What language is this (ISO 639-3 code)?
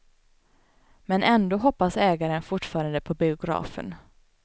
swe